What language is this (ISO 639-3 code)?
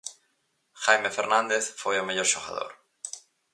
glg